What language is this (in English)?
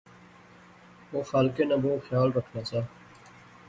Pahari-Potwari